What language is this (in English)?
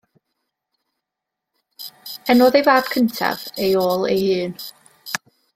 Welsh